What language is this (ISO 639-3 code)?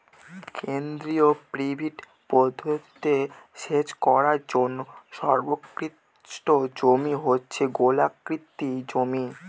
ben